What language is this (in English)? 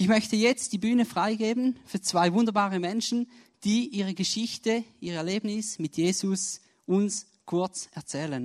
German